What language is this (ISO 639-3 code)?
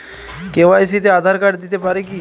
ben